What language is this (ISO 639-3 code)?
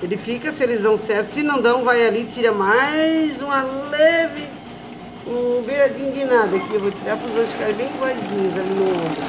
por